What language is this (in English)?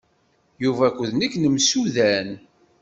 Kabyle